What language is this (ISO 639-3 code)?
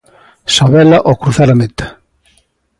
glg